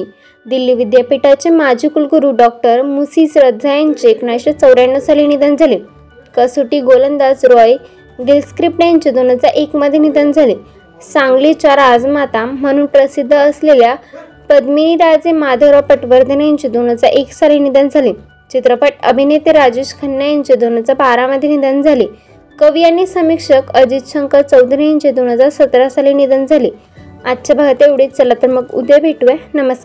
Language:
Marathi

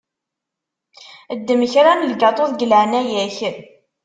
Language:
Kabyle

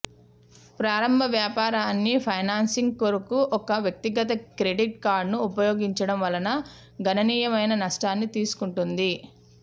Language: Telugu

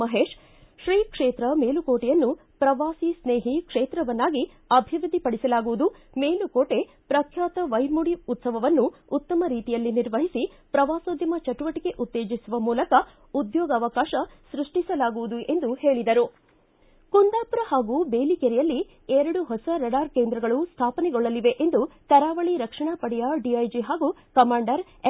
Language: Kannada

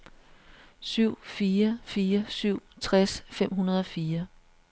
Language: Danish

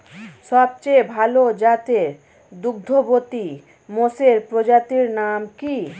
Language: Bangla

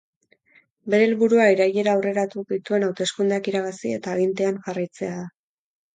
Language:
Basque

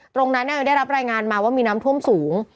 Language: Thai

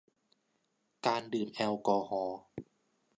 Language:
Thai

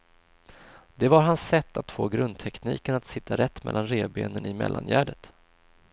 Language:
Swedish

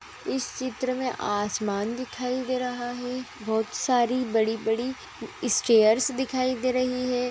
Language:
Magahi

